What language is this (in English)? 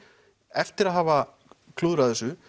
Icelandic